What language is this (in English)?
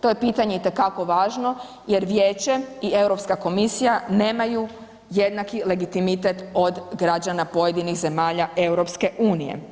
Croatian